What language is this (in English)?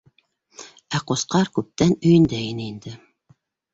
Bashkir